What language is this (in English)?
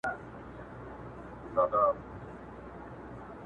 Pashto